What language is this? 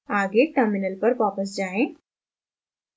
Hindi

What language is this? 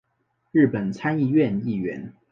Chinese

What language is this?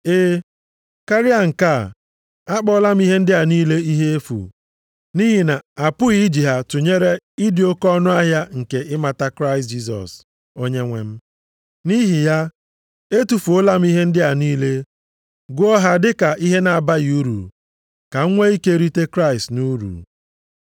Igbo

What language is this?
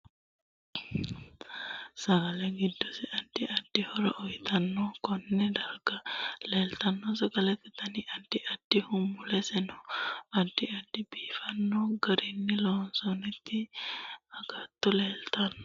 Sidamo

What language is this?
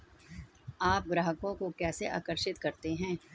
Hindi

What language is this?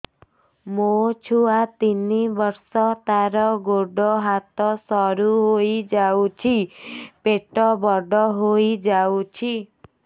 Odia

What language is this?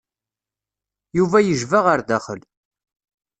Kabyle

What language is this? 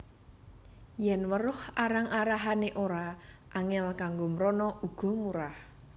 Javanese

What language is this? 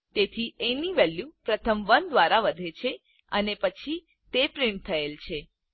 Gujarati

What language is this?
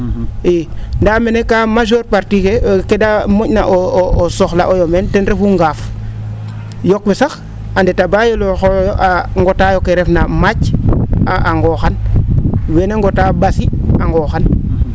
Serer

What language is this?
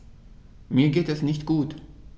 German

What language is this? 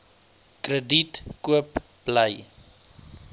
Afrikaans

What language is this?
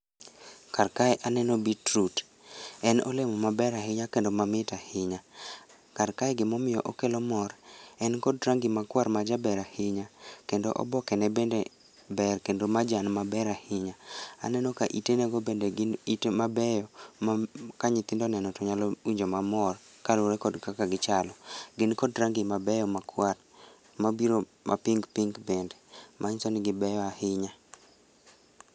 Luo (Kenya and Tanzania)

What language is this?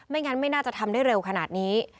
Thai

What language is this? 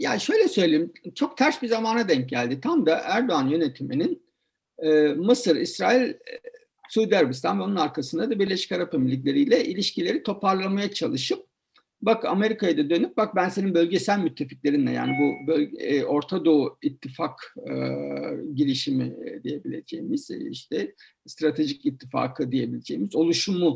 Turkish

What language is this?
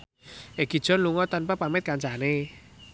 Javanese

